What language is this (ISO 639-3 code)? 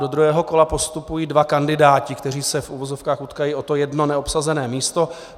ces